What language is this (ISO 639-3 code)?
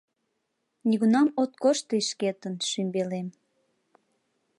chm